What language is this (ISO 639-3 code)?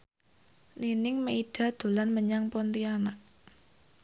jav